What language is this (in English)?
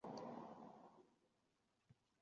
Uzbek